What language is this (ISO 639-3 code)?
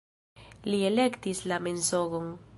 epo